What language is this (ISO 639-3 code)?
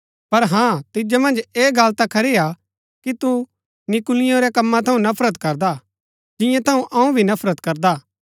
gbk